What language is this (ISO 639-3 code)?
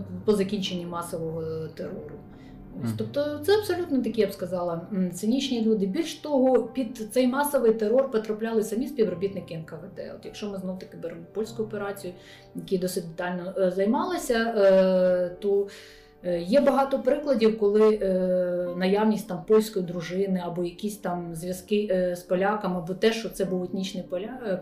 ukr